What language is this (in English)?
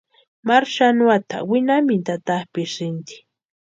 Western Highland Purepecha